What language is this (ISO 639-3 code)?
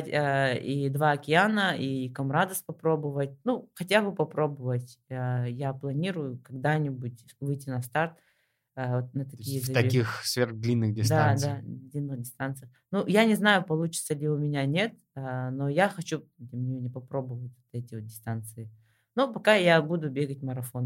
rus